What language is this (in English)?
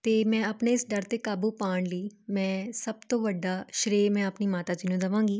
Punjabi